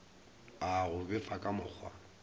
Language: Northern Sotho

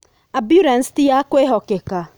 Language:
Kikuyu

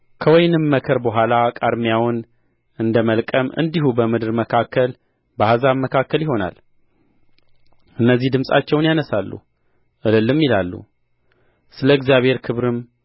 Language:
Amharic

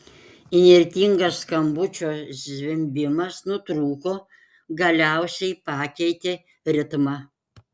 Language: Lithuanian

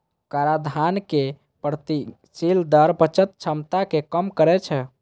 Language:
Maithili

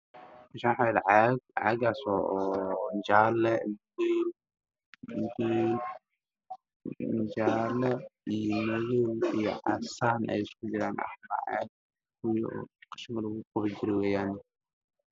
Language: Somali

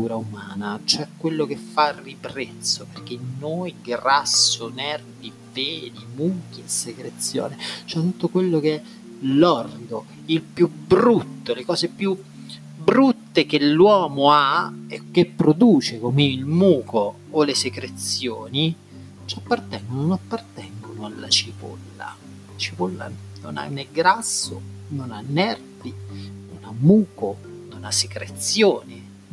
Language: Italian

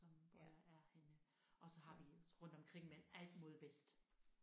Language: Danish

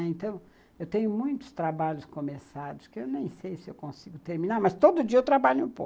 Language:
Portuguese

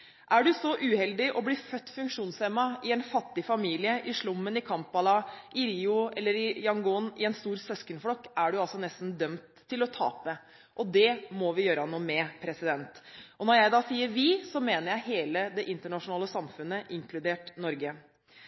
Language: Norwegian Bokmål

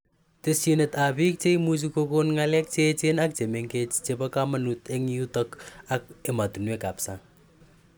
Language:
Kalenjin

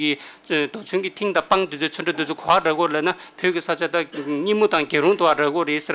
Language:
Korean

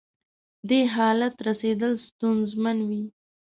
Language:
Pashto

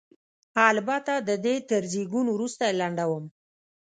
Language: Pashto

